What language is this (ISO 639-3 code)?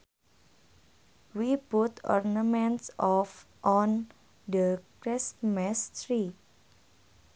sun